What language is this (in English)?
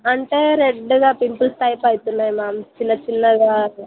Telugu